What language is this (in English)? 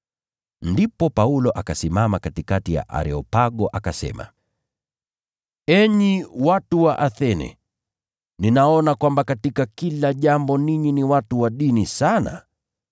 Swahili